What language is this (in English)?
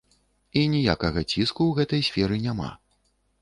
Belarusian